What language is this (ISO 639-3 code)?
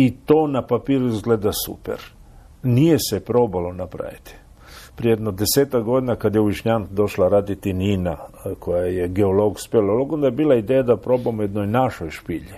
hrv